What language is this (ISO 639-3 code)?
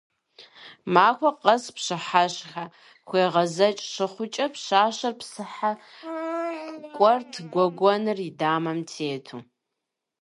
kbd